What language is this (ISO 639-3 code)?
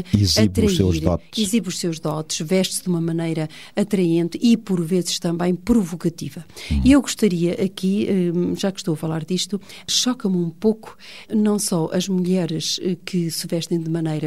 por